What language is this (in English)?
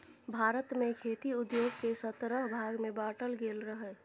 Maithili